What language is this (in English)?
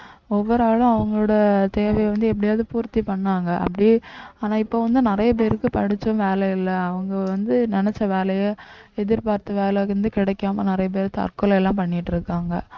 Tamil